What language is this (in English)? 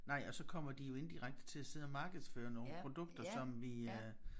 Danish